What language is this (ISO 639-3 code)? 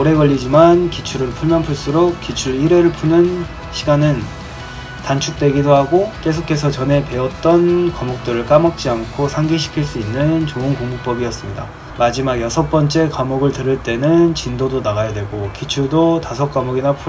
kor